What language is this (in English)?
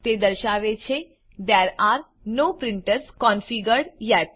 Gujarati